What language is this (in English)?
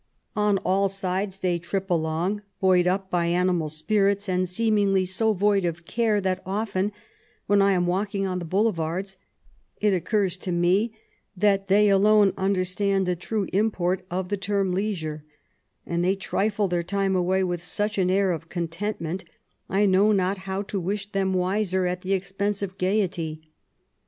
English